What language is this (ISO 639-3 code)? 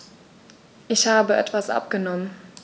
deu